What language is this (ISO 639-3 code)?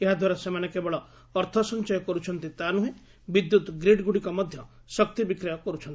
ori